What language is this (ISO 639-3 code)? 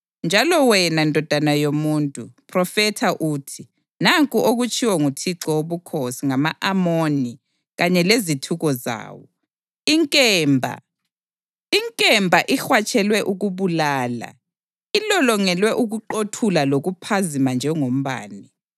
nde